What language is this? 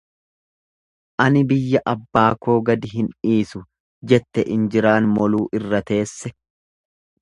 Oromo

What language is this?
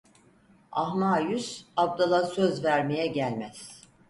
Turkish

